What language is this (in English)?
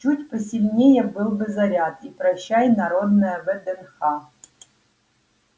Russian